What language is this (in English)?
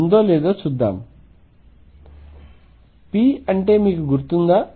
Telugu